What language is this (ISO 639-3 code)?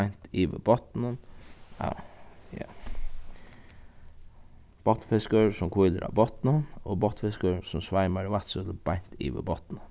fao